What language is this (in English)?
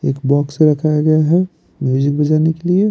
Hindi